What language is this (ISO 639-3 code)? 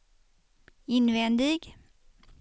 swe